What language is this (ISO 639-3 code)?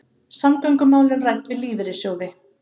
isl